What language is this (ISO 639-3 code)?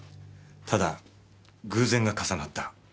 jpn